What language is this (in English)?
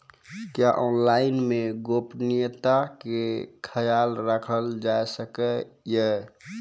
Maithili